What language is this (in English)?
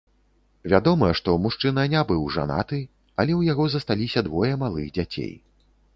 Belarusian